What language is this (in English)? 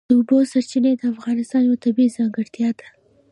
Pashto